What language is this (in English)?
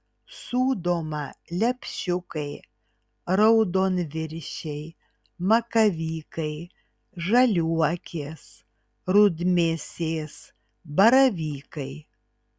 Lithuanian